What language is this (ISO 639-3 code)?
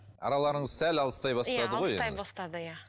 kaz